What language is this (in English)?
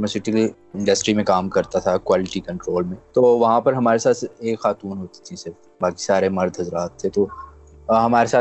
Urdu